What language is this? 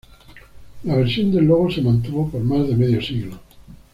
Spanish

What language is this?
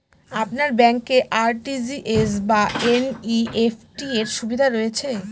Bangla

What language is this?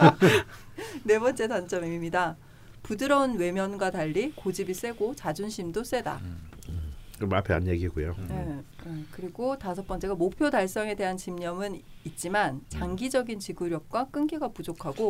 Korean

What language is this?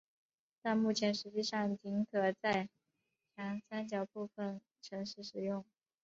Chinese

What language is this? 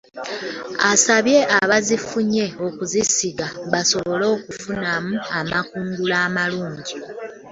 Ganda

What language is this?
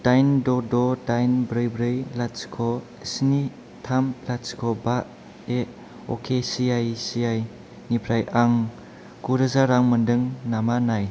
Bodo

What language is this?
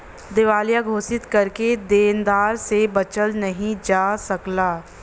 Bhojpuri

